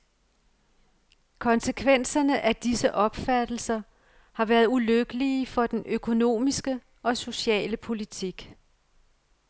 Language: Danish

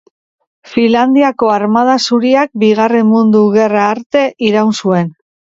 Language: Basque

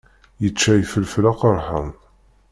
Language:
Kabyle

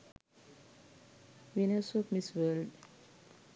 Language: Sinhala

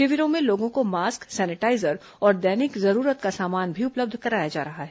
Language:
Hindi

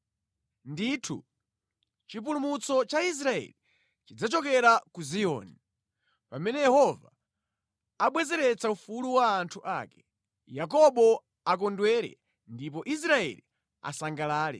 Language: Nyanja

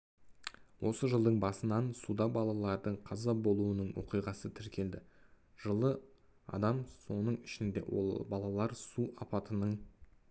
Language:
Kazakh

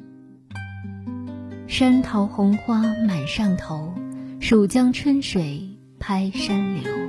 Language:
Chinese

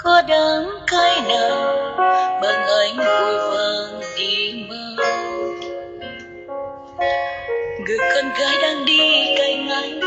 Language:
Vietnamese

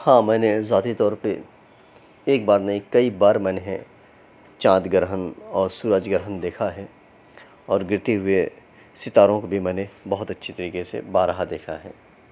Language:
Urdu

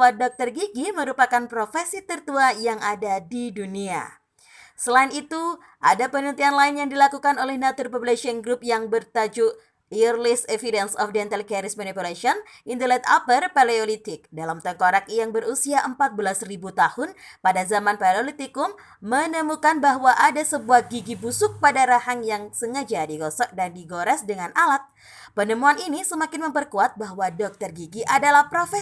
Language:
Indonesian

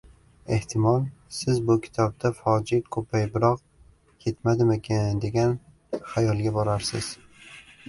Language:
Uzbek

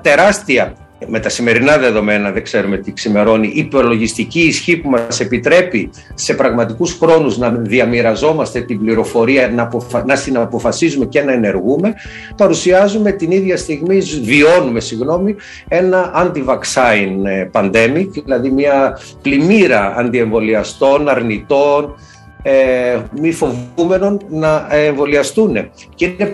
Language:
Greek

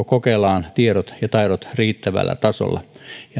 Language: Finnish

